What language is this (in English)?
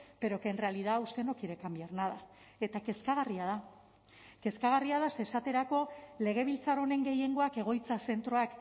Basque